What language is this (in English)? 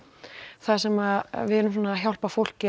Icelandic